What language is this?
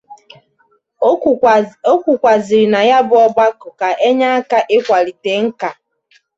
Igbo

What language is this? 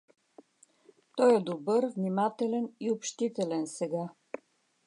Bulgarian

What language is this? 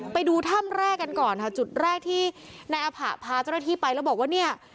Thai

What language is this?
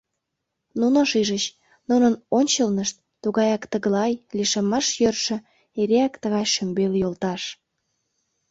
Mari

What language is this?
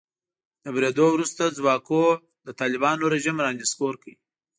Pashto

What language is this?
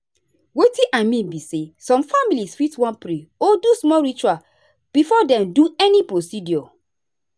Nigerian Pidgin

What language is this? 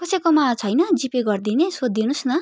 Nepali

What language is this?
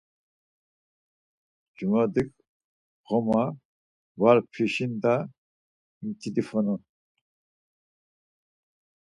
Laz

